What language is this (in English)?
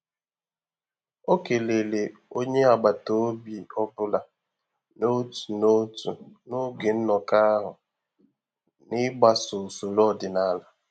Igbo